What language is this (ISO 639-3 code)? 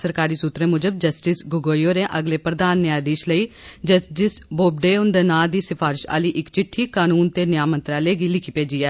doi